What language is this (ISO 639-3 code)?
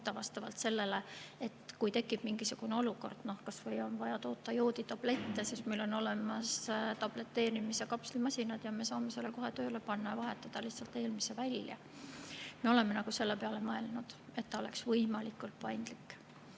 est